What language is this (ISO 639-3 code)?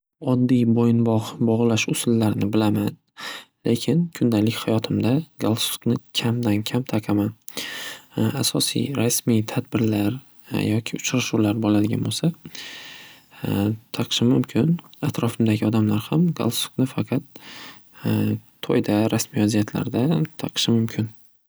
uzb